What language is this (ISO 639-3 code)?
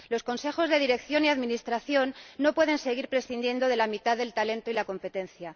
spa